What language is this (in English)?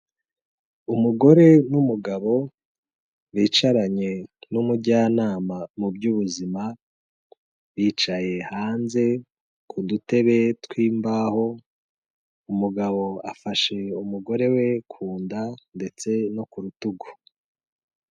Kinyarwanda